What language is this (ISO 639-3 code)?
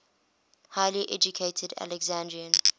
eng